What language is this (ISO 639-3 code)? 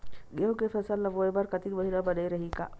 hne